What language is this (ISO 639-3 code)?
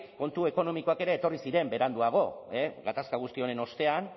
eus